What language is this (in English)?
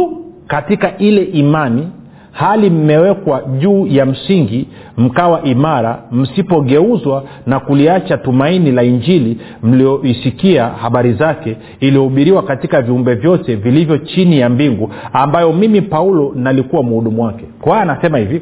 Swahili